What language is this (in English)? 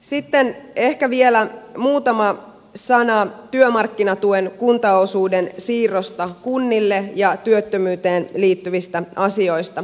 Finnish